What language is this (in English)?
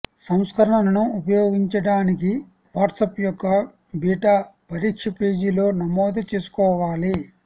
Telugu